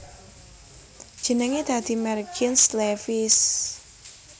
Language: Javanese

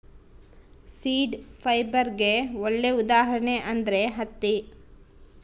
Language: Kannada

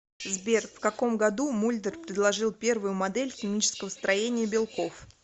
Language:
Russian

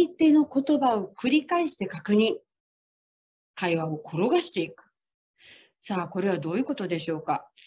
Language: Japanese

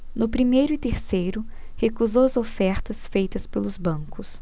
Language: Portuguese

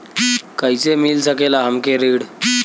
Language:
Bhojpuri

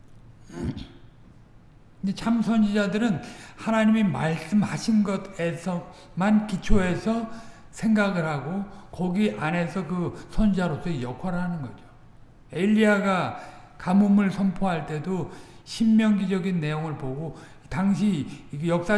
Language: Korean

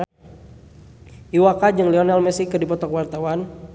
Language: Sundanese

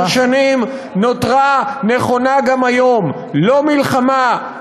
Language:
Hebrew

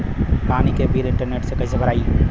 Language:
Bhojpuri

